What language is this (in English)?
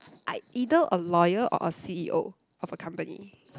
English